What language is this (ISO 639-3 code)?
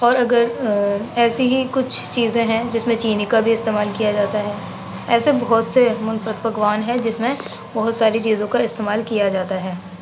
urd